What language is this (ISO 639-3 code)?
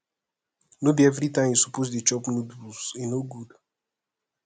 pcm